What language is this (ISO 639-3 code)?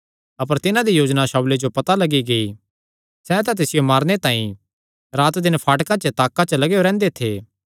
xnr